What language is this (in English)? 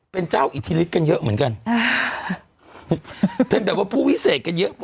Thai